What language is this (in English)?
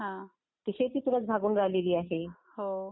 Marathi